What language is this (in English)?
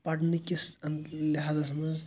Kashmiri